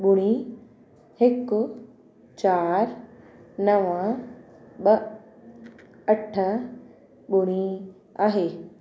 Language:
Sindhi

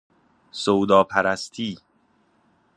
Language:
Persian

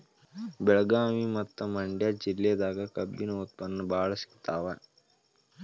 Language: Kannada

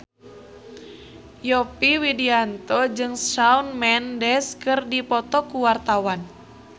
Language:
Sundanese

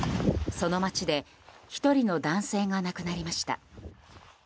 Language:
Japanese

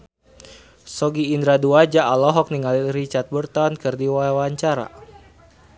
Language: Sundanese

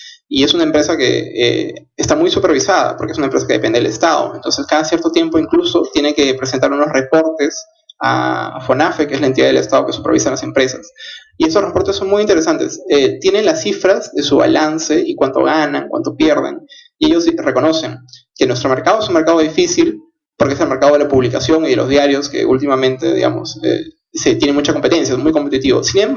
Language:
Spanish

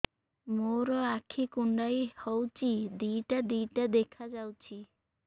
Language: Odia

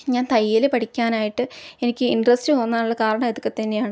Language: Malayalam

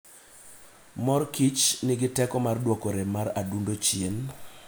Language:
Luo (Kenya and Tanzania)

